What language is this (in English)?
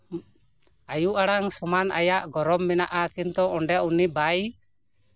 Santali